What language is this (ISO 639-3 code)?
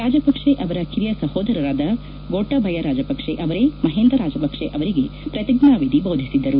kan